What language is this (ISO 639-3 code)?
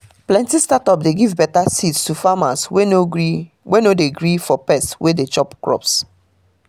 pcm